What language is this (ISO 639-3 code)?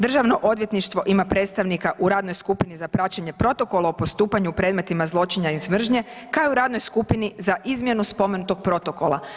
hrv